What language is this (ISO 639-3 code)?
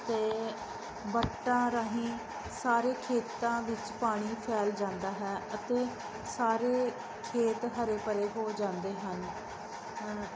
pan